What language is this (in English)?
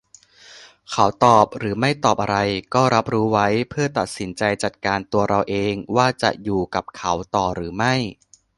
Thai